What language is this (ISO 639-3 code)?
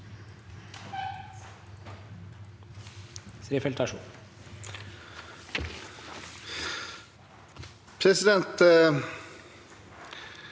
nor